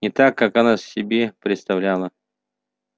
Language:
Russian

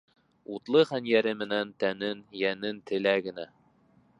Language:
Bashkir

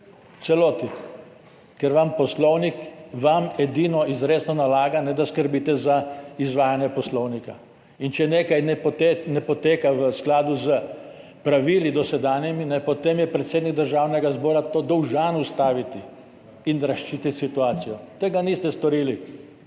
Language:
Slovenian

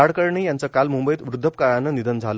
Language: Marathi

